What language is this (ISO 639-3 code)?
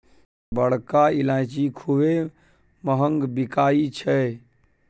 mai